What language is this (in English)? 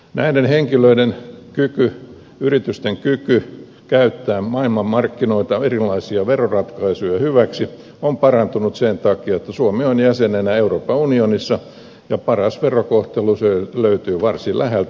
Finnish